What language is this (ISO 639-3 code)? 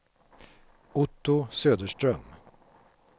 swe